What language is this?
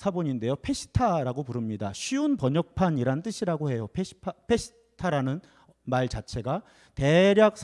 Korean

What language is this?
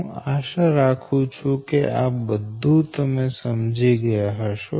Gujarati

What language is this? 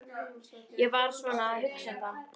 Icelandic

